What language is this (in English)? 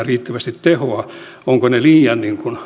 Finnish